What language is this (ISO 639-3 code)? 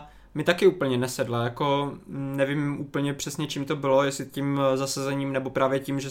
ces